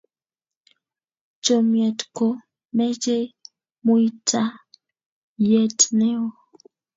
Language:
Kalenjin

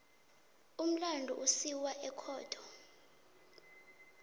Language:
South Ndebele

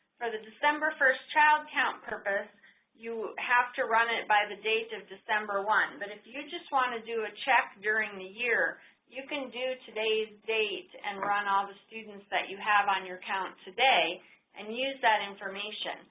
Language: English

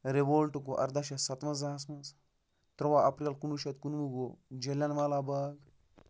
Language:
Kashmiri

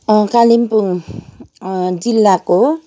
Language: Nepali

